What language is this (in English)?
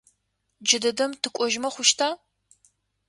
Adyghe